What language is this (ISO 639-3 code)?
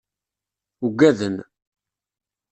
kab